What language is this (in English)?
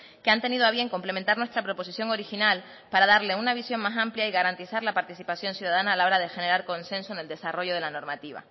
Spanish